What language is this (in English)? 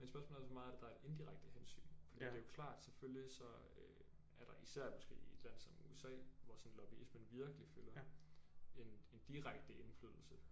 Danish